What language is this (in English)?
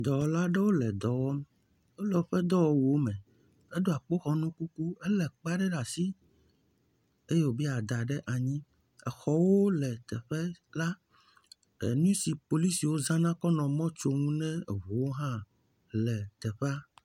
Ewe